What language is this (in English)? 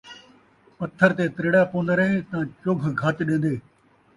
Saraiki